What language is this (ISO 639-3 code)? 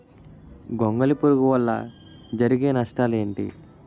tel